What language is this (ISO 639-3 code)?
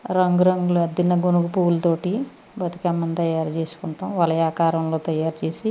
tel